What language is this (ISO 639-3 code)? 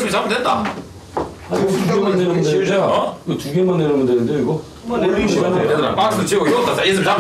kor